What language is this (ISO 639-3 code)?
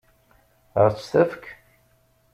kab